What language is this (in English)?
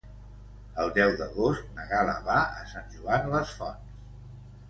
Catalan